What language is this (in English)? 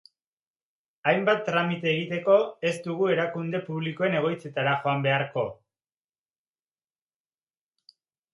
Basque